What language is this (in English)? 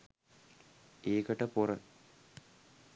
Sinhala